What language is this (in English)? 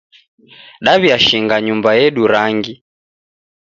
Taita